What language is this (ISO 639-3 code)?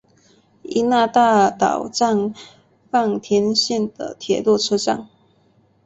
zho